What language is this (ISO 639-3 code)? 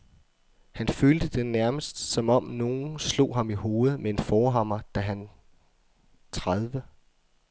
dan